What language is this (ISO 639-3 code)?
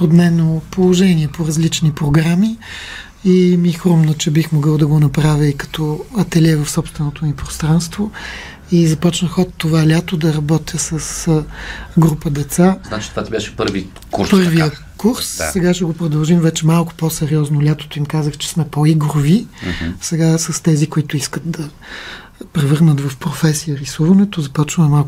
bul